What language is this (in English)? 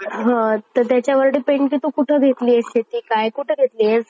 Marathi